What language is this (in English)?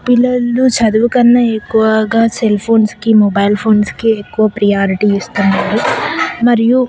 Telugu